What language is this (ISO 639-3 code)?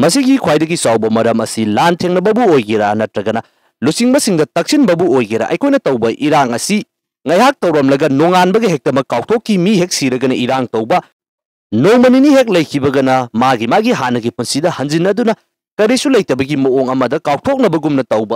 fil